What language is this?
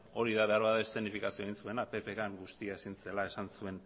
Basque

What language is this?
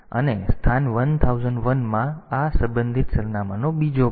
Gujarati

